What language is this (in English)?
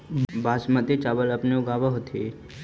Magahi